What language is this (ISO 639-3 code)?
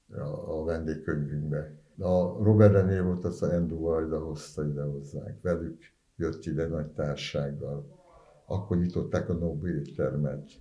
hun